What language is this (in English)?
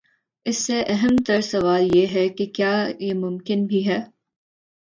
Urdu